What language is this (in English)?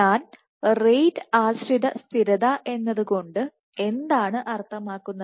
Malayalam